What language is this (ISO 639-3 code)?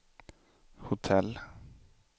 swe